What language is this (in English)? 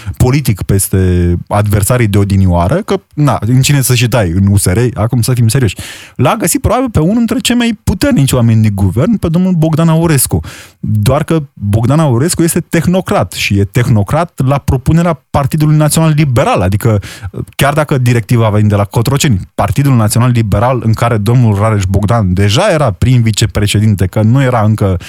Romanian